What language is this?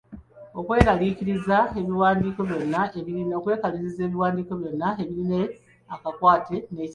Ganda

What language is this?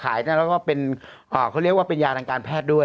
Thai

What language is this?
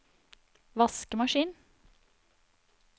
Norwegian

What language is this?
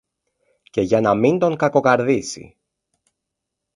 Greek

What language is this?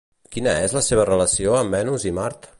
Catalan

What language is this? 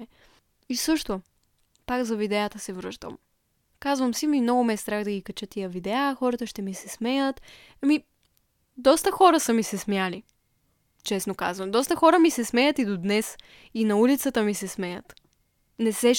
Bulgarian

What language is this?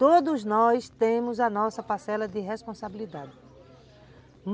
Portuguese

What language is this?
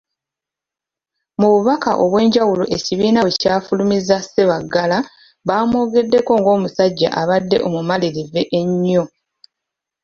Ganda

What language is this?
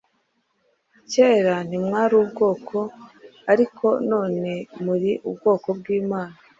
Kinyarwanda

